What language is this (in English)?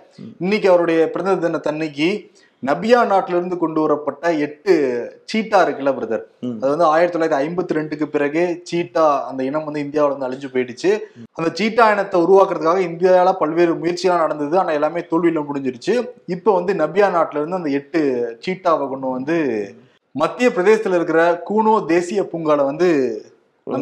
Tamil